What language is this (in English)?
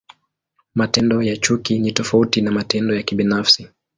Swahili